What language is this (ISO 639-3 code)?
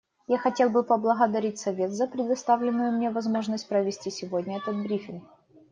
rus